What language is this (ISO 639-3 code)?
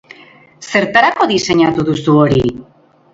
eus